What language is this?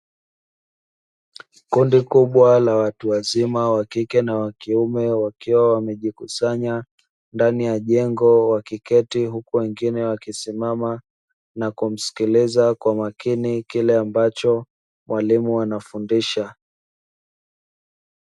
Swahili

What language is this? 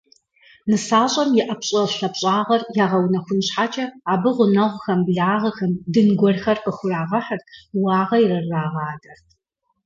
Kabardian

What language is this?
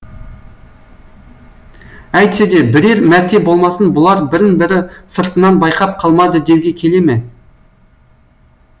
Kazakh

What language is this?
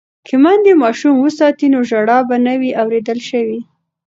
Pashto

